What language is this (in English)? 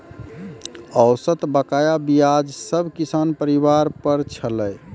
Maithili